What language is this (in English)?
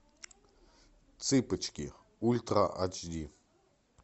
Russian